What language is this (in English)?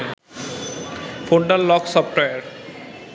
Bangla